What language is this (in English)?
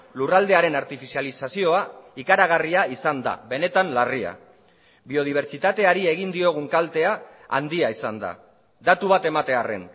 Basque